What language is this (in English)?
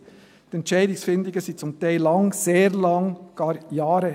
Swiss German